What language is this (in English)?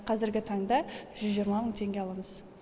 Kazakh